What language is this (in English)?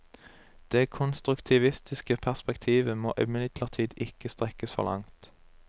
Norwegian